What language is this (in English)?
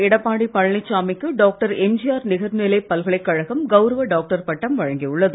Tamil